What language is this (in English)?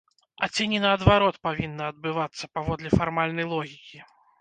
Belarusian